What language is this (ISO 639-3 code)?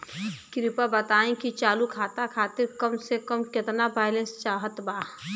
bho